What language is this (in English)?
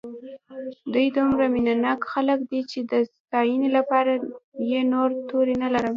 Pashto